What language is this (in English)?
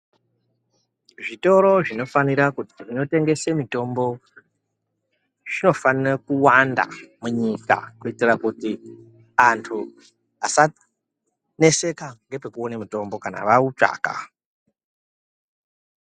Ndau